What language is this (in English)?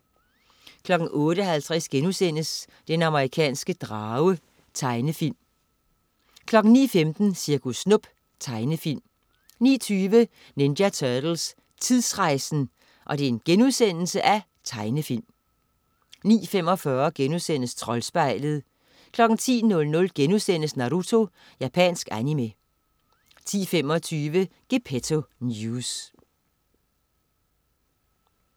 Danish